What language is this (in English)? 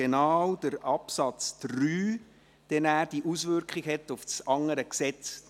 Swiss German